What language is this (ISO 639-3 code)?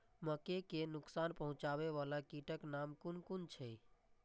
mai